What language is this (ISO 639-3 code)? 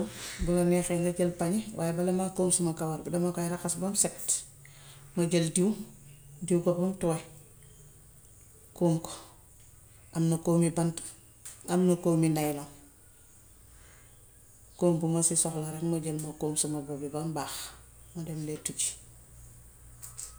wof